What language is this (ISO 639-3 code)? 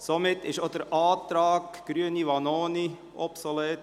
gsw